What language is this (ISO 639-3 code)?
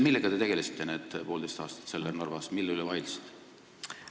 est